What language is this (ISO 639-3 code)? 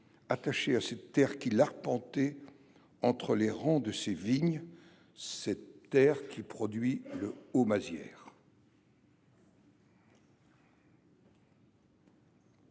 fra